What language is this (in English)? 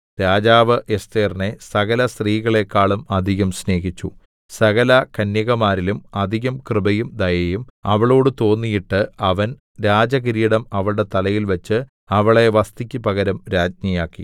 Malayalam